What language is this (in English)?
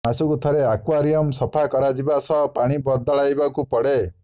Odia